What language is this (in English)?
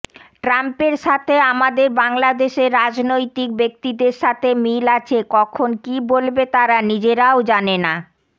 Bangla